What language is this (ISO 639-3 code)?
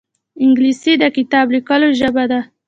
pus